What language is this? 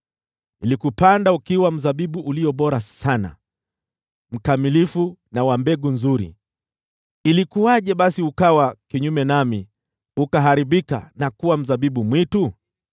Swahili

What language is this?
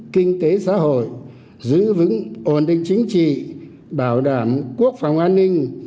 Vietnamese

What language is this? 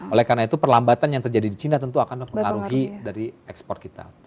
Indonesian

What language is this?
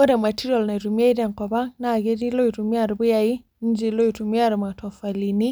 Masai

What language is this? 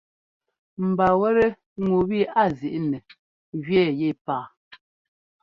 Ngomba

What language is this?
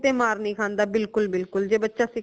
Punjabi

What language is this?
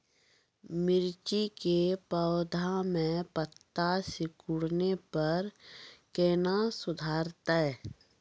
Maithili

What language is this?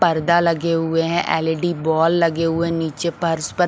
Hindi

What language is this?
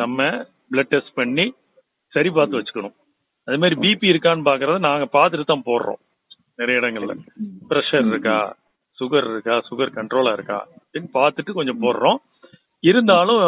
Tamil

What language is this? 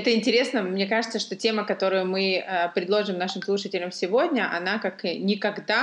Russian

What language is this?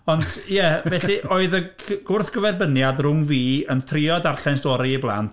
Welsh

